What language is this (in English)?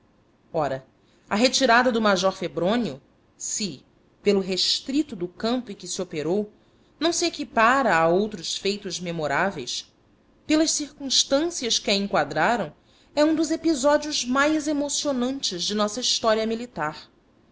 Portuguese